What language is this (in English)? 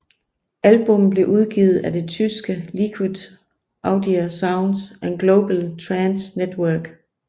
Danish